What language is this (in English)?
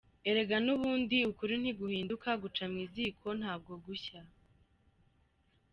Kinyarwanda